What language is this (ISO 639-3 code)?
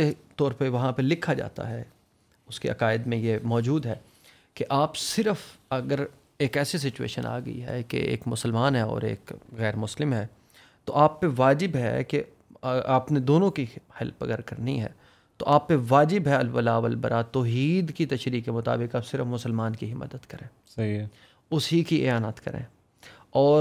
urd